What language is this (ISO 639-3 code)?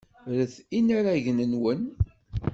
kab